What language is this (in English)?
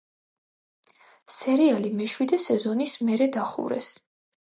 Georgian